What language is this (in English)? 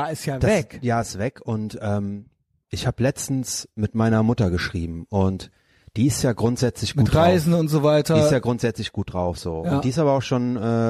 German